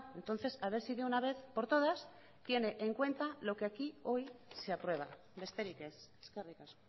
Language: Spanish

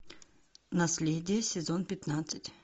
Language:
Russian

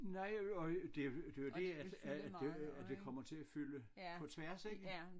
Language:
Danish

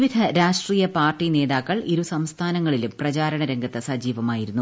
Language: Malayalam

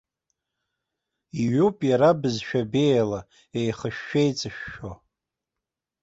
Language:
Abkhazian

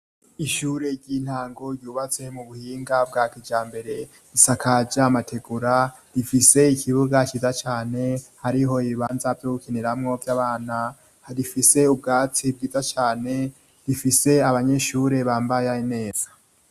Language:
Rundi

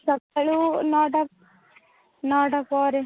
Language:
Odia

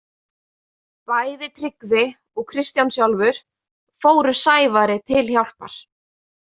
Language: Icelandic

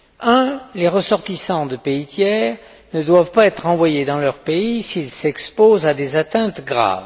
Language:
French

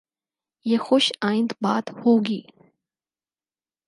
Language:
Urdu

